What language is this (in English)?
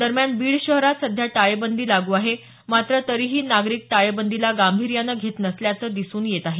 Marathi